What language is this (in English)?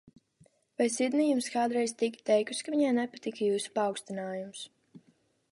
Latvian